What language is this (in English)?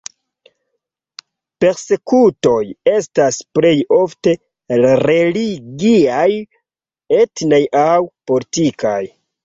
Esperanto